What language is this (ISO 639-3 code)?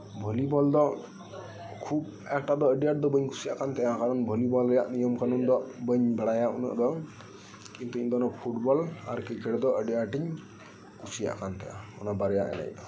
sat